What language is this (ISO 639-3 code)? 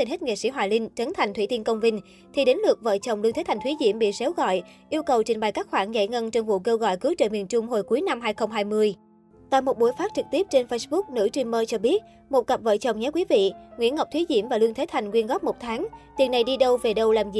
vie